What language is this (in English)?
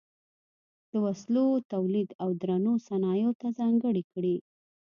Pashto